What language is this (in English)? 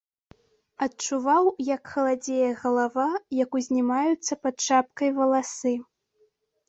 Belarusian